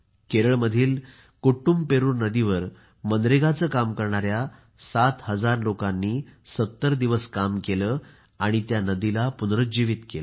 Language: Marathi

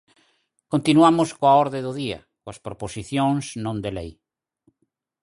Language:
Galician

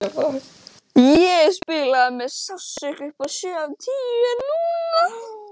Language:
Icelandic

